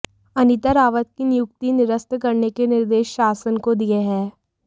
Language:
Hindi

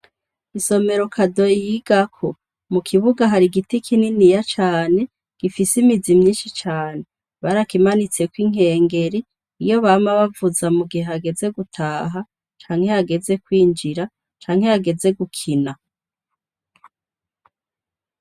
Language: Rundi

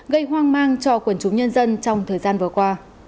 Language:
Vietnamese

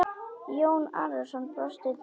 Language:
Icelandic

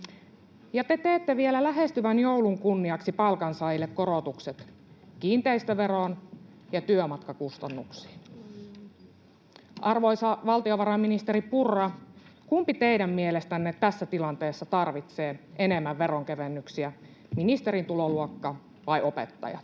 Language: Finnish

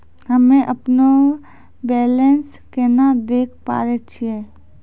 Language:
Maithili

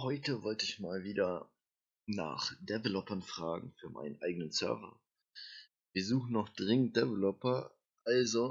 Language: German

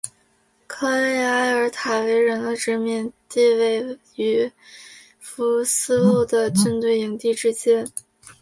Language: Chinese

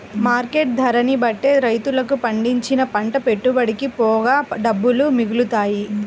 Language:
Telugu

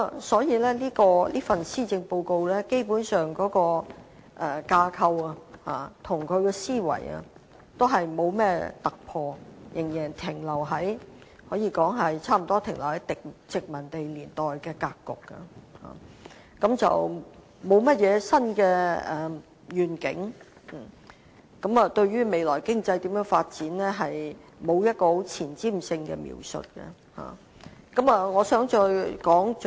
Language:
Cantonese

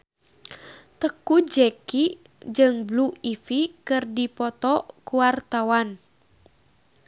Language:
Sundanese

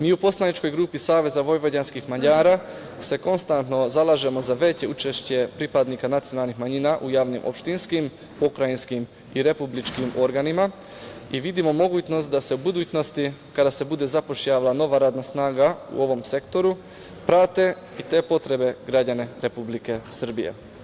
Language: Serbian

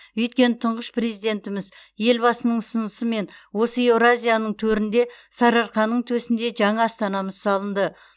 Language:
Kazakh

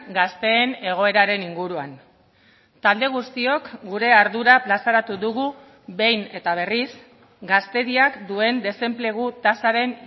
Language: Basque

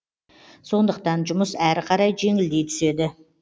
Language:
Kazakh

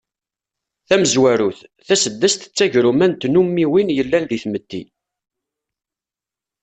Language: Kabyle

